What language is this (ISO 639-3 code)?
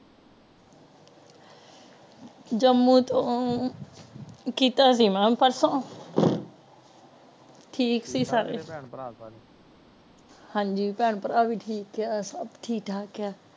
pan